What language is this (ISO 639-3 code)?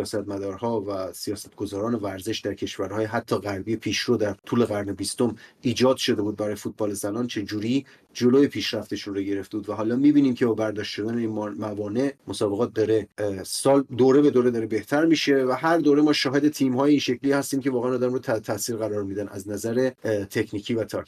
fas